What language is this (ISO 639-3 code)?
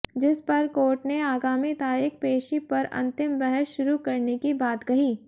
hin